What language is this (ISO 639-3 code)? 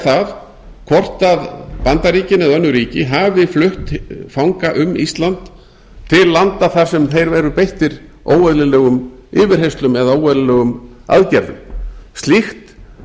isl